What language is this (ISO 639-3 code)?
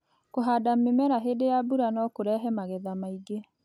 kik